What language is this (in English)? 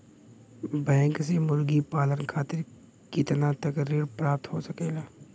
Bhojpuri